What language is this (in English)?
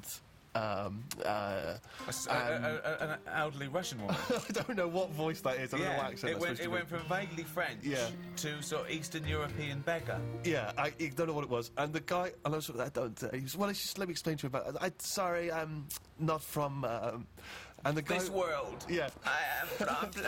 English